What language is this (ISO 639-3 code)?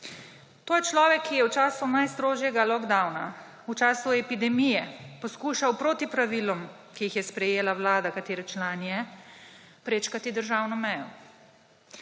slv